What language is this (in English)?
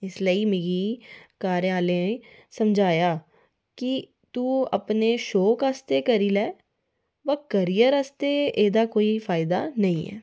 Dogri